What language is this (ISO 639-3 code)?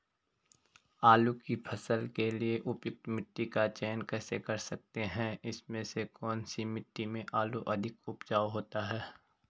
hin